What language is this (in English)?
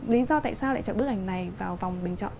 Vietnamese